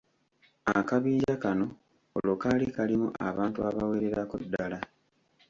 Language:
Ganda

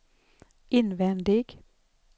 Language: Swedish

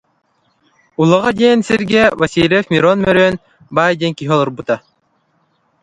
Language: Yakut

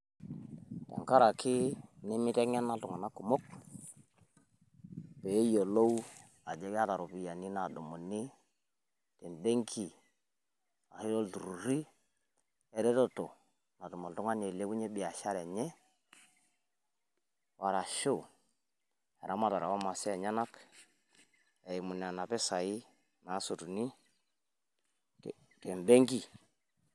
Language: Masai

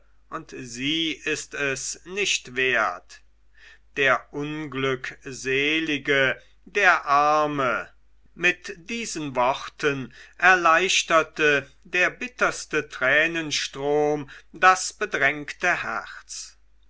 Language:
German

